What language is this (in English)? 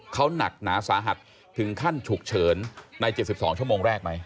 Thai